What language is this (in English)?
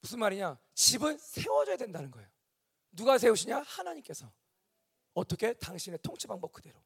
Korean